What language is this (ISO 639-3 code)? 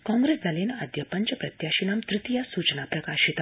san